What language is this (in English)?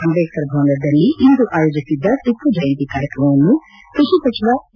Kannada